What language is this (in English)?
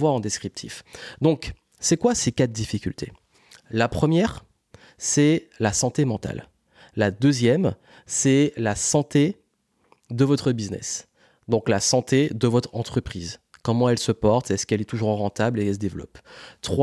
French